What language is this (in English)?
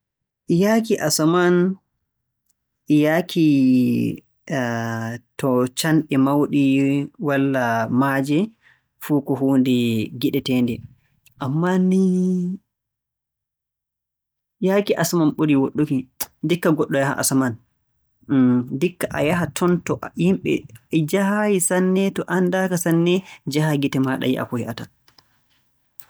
Borgu Fulfulde